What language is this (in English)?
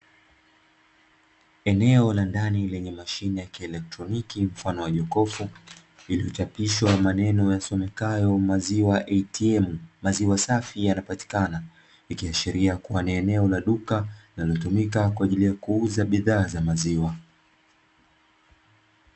Swahili